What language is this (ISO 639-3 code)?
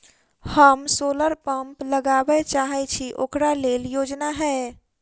mai